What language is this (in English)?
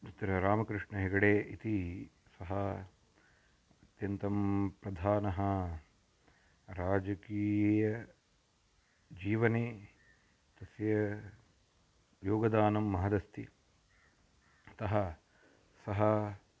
Sanskrit